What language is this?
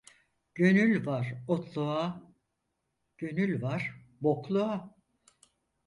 Turkish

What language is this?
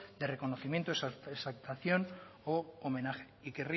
Spanish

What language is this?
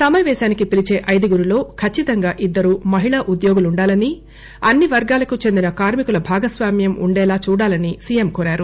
Telugu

